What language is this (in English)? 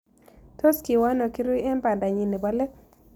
Kalenjin